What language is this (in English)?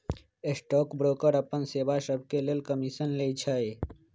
Magahi